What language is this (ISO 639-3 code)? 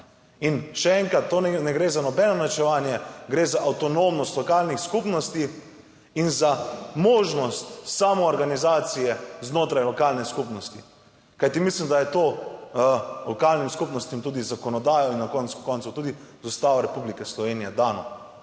slv